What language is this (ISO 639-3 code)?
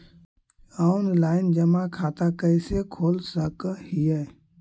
mag